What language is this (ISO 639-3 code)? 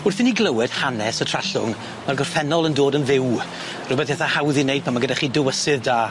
cym